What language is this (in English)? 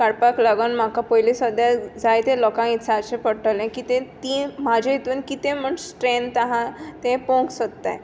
Konkani